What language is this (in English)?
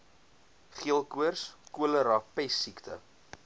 Afrikaans